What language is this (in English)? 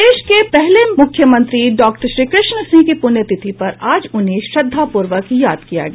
Hindi